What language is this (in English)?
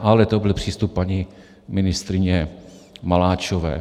Czech